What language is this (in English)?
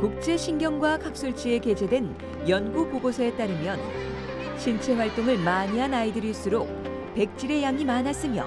Korean